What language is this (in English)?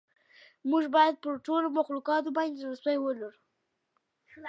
Pashto